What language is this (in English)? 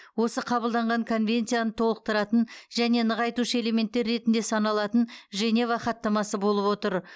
Kazakh